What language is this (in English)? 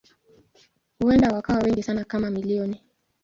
Swahili